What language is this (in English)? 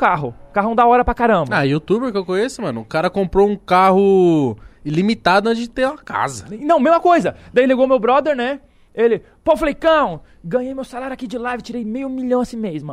Portuguese